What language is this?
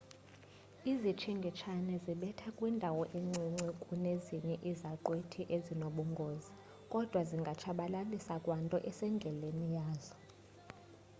Xhosa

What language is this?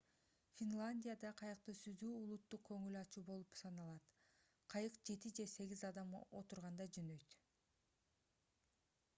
Kyrgyz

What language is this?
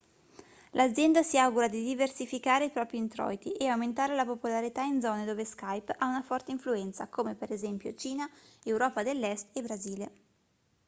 Italian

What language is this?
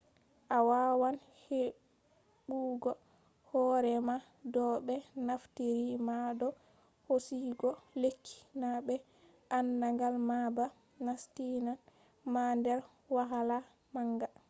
Fula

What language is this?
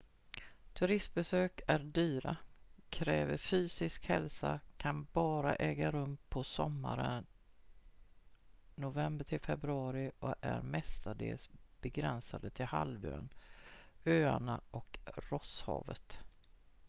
Swedish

